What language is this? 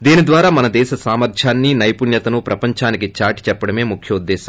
Telugu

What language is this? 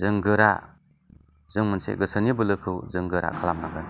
Bodo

